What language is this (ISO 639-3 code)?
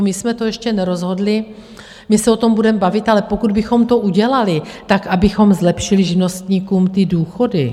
ces